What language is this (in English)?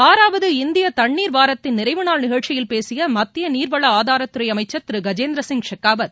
Tamil